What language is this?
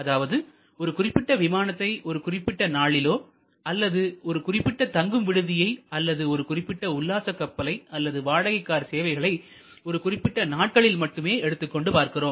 Tamil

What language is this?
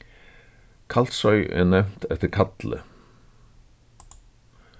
Faroese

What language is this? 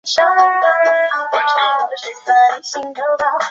Chinese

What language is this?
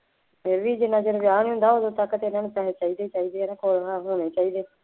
Punjabi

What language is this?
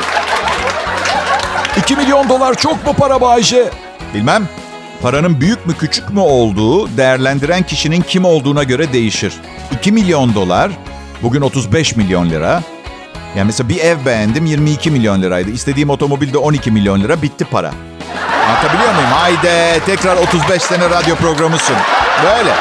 Turkish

